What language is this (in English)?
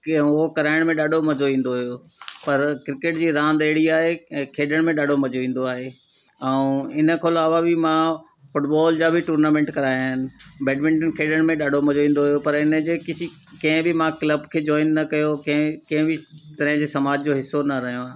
Sindhi